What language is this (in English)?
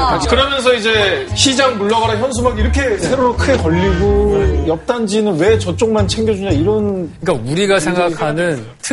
Korean